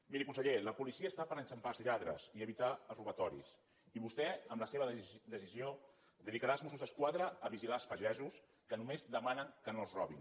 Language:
Catalan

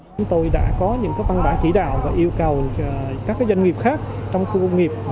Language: Vietnamese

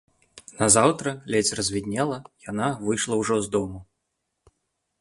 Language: Belarusian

